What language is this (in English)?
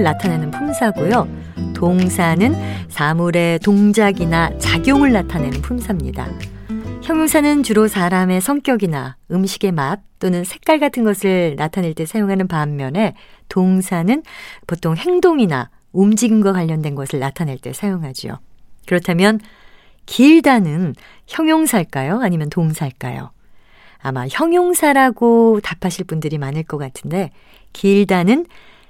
Korean